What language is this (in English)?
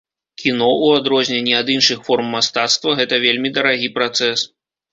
Belarusian